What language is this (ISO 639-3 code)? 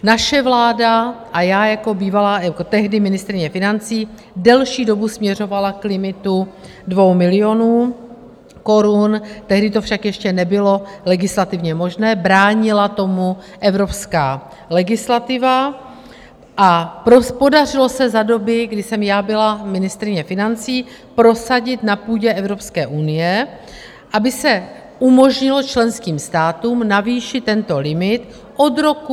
ces